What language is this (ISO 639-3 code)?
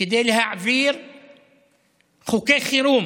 heb